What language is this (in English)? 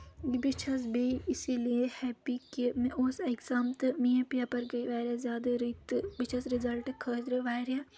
Kashmiri